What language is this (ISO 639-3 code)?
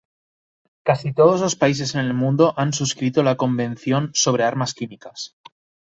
spa